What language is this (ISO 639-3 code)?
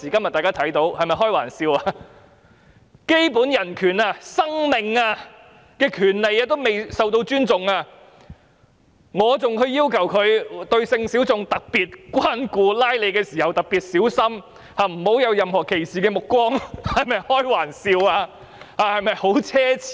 yue